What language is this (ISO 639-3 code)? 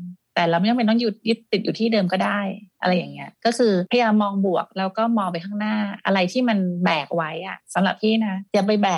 tha